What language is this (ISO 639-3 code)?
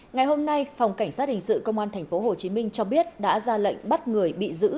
vie